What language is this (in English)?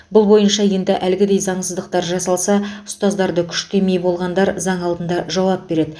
Kazakh